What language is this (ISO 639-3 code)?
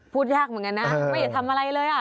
tha